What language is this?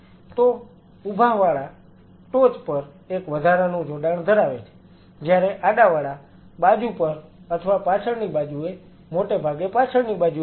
Gujarati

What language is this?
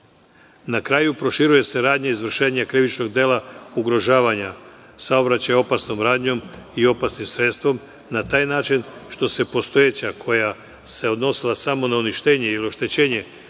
Serbian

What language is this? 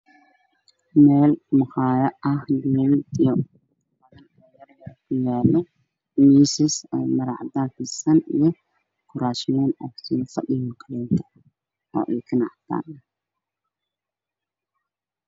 Somali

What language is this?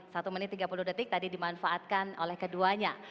Indonesian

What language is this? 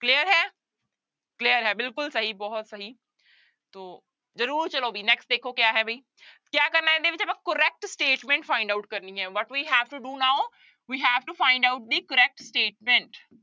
Punjabi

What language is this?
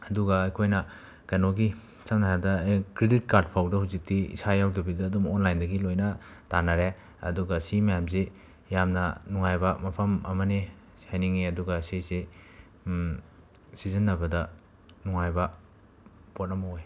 Manipuri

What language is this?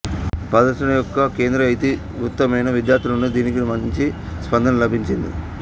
Telugu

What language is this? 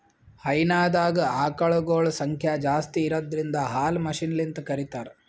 Kannada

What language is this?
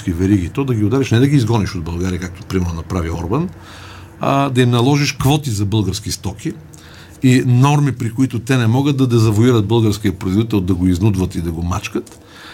Bulgarian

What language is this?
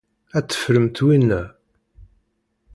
Kabyle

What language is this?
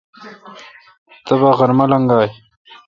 Kalkoti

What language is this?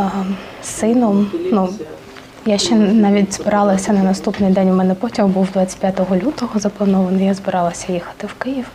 Ukrainian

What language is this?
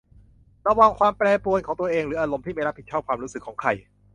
Thai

